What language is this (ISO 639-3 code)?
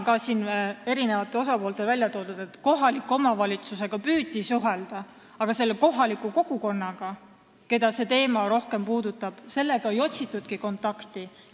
est